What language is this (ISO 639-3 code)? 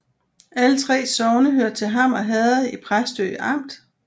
dan